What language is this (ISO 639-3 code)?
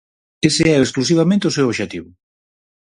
glg